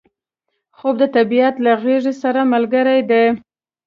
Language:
Pashto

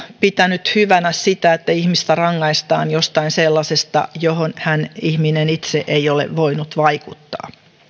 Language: Finnish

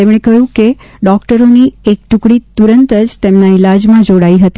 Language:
Gujarati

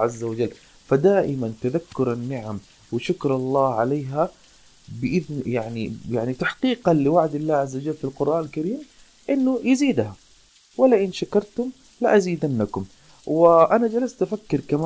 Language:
Arabic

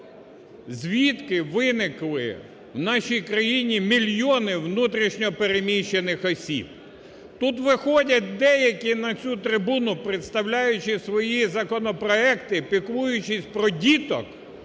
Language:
Ukrainian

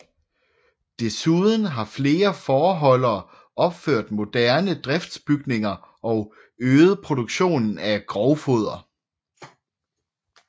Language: Danish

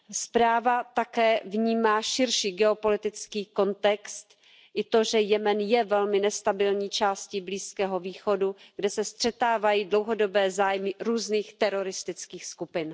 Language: Czech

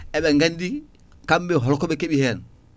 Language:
Fula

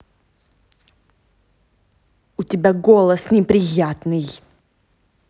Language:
Russian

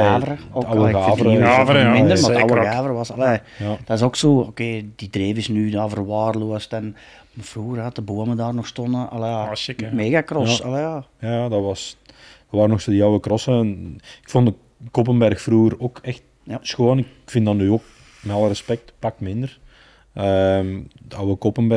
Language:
Dutch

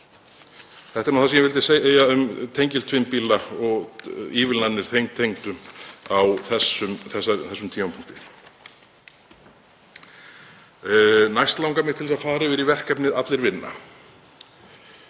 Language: Icelandic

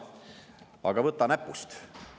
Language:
Estonian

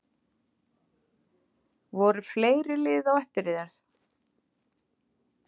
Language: Icelandic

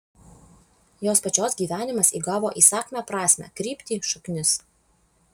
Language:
Lithuanian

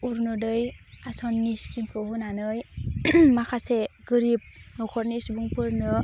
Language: Bodo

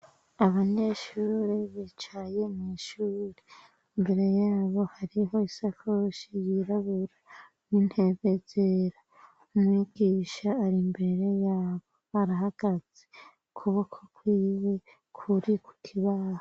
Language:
Rundi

